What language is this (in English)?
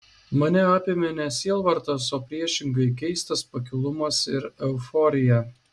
Lithuanian